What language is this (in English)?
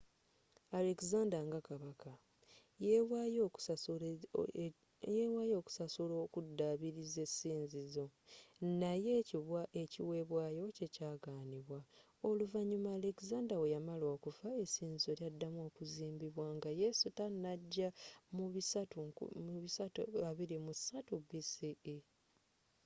Ganda